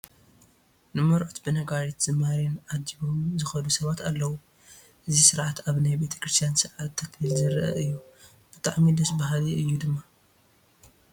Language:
Tigrinya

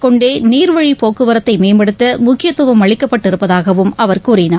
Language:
Tamil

